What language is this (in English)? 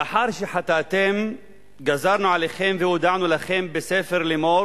Hebrew